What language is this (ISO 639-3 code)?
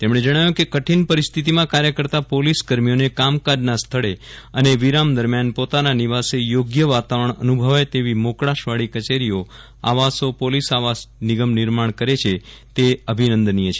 guj